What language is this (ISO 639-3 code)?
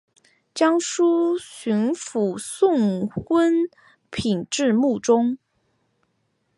zho